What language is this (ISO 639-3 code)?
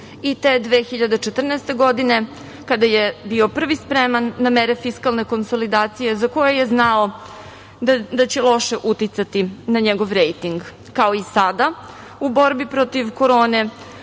srp